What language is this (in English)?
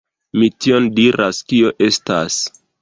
Esperanto